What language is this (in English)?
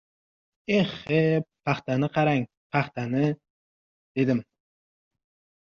Uzbek